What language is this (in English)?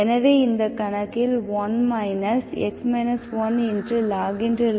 Tamil